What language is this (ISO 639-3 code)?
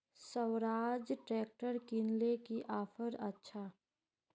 mag